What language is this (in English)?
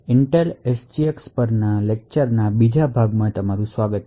Gujarati